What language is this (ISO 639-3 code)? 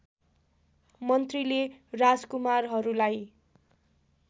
nep